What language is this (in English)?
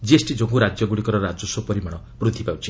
Odia